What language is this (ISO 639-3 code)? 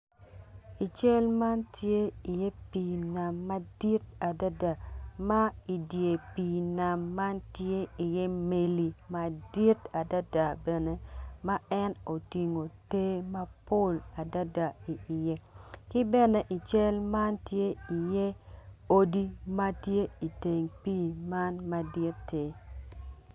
ach